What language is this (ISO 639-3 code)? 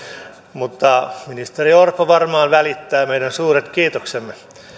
fin